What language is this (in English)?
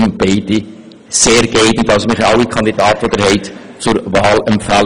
Swiss German